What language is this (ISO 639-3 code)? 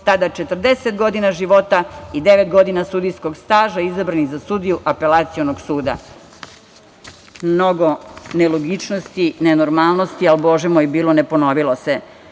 srp